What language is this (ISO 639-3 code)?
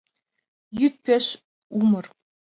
chm